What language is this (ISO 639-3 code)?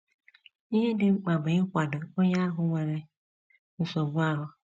ibo